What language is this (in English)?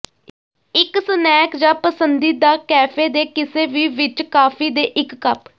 Punjabi